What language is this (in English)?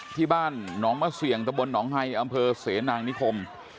Thai